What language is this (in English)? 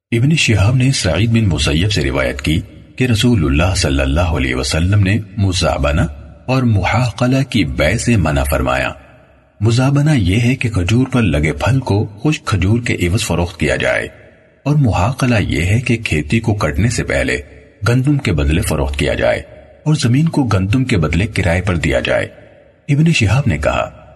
Urdu